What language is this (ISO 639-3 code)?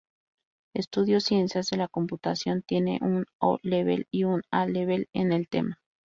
spa